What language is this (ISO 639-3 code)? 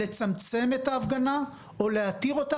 heb